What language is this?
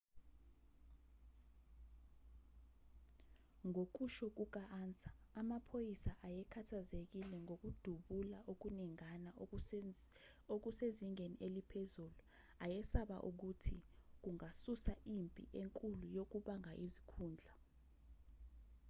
Zulu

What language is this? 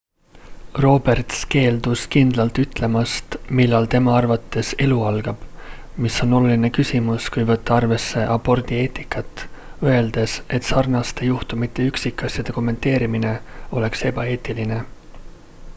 Estonian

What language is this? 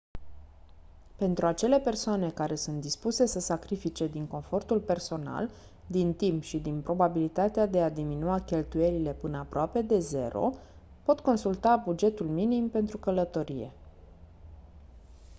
Romanian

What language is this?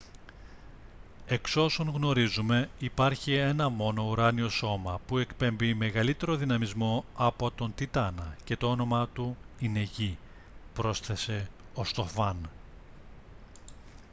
Greek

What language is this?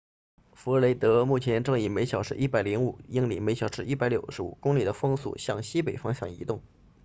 Chinese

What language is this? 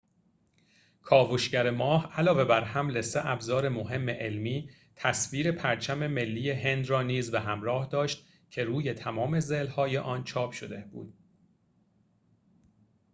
Persian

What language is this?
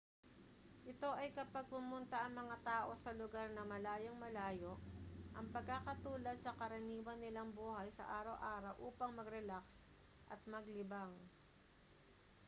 Filipino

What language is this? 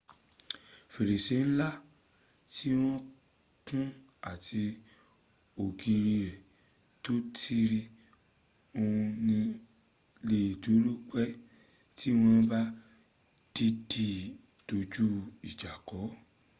Yoruba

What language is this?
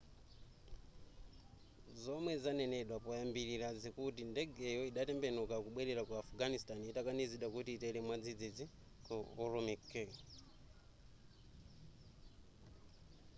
Nyanja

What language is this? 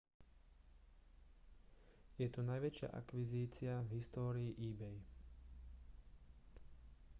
Slovak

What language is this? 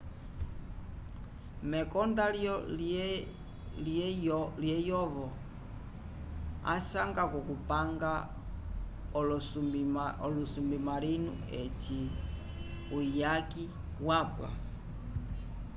Umbundu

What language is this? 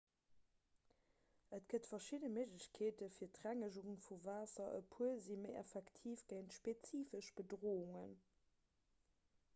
Luxembourgish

